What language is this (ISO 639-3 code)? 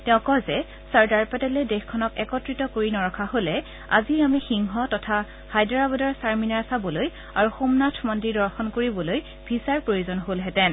asm